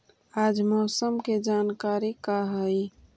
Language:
Magahi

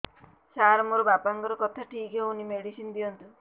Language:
Odia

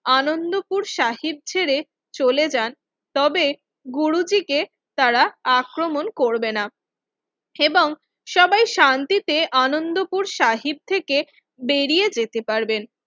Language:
Bangla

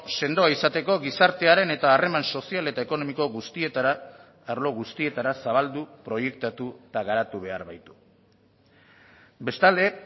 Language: Basque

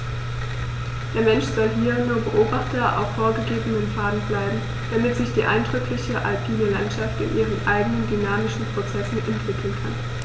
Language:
German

